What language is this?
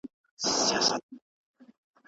Pashto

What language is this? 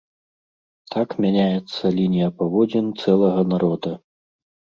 Belarusian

